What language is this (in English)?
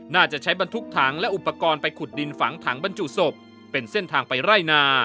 Thai